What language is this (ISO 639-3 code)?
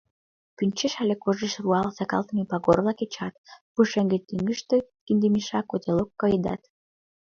chm